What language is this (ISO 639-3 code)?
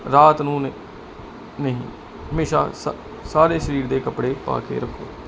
pan